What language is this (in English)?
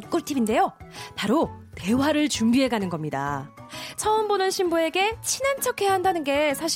Korean